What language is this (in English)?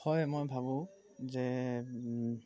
Assamese